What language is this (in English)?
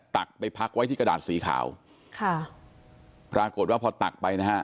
Thai